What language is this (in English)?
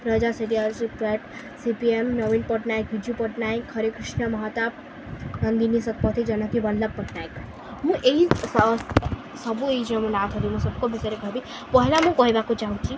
Odia